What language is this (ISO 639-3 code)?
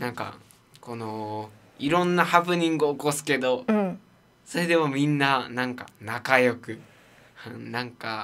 jpn